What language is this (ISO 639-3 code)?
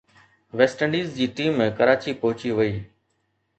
snd